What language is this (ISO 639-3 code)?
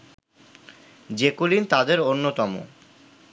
ben